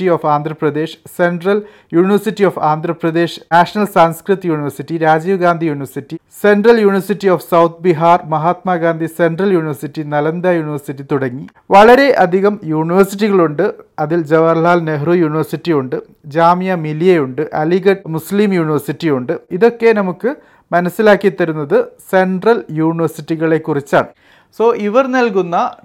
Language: Malayalam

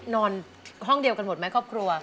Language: Thai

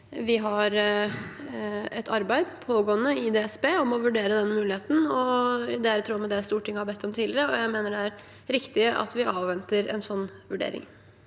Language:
Norwegian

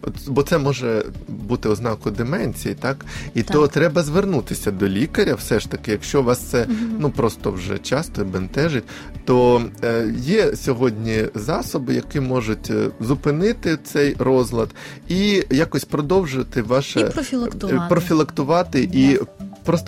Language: Ukrainian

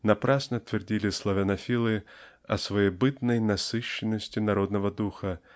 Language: Russian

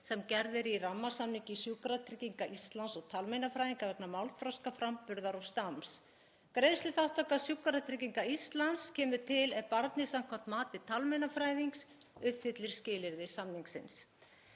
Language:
Icelandic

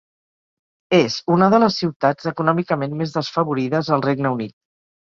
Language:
Catalan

